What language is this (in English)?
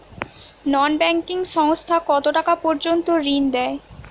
Bangla